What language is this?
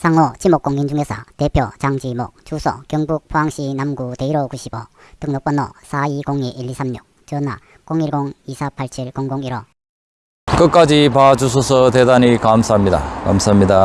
Korean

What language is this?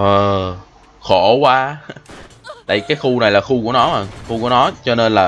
Vietnamese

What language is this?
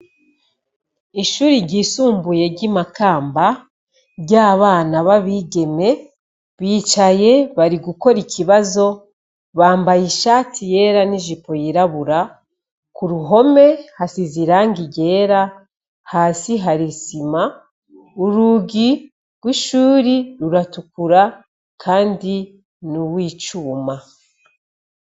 Rundi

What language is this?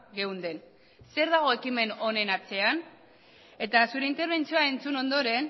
Basque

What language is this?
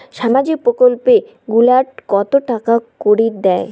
Bangla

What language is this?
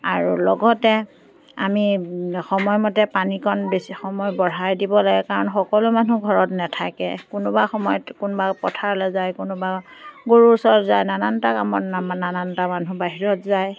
Assamese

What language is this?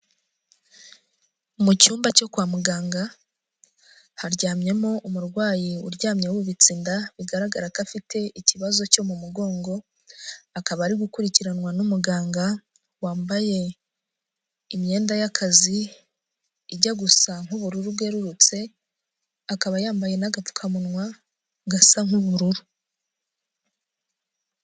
Kinyarwanda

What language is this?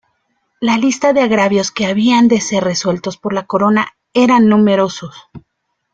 Spanish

